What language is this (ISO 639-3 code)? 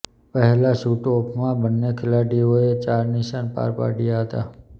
guj